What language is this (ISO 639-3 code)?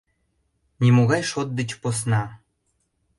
chm